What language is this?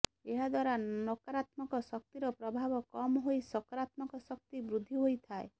Odia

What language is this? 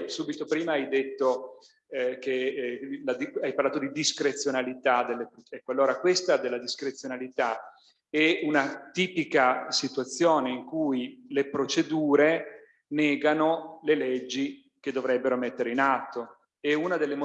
Italian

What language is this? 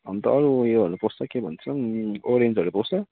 Nepali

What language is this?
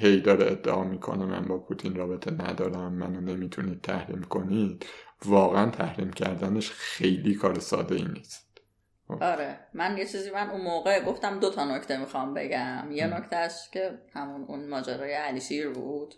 Persian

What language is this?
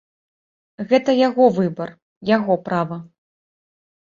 Belarusian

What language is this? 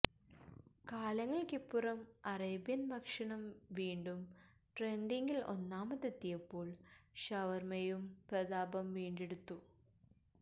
Malayalam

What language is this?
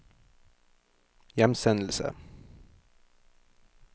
Norwegian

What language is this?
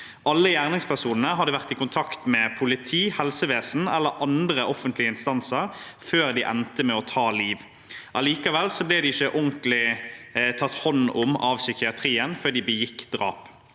Norwegian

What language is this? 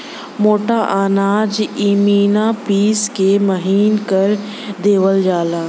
Bhojpuri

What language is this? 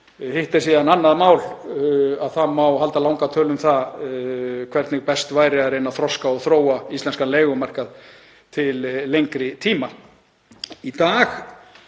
Icelandic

